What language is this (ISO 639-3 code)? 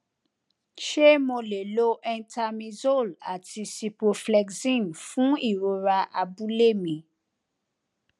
yor